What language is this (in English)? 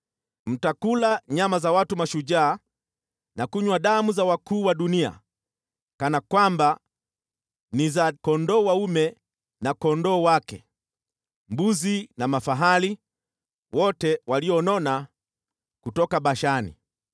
Swahili